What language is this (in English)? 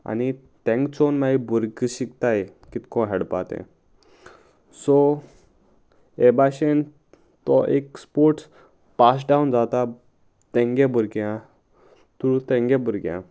Konkani